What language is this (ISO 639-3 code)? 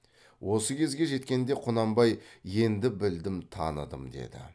kaz